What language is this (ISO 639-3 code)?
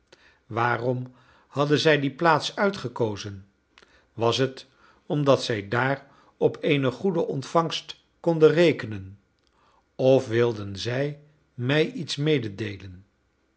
nld